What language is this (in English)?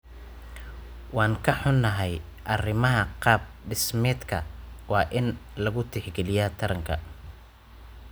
Somali